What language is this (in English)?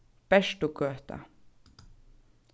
Faroese